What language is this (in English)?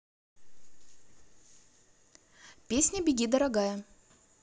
Russian